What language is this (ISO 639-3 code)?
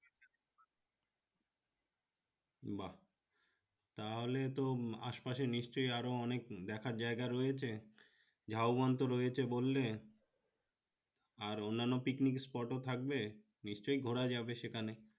ben